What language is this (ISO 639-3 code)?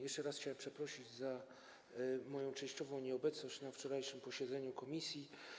pol